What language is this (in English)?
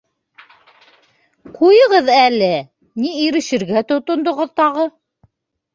Bashkir